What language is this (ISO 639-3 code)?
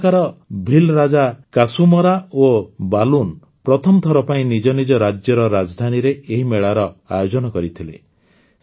ori